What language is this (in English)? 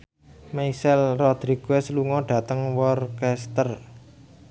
Javanese